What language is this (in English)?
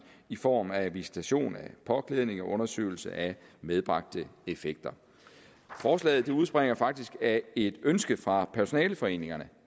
Danish